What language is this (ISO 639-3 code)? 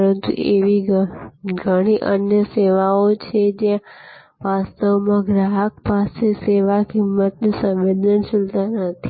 guj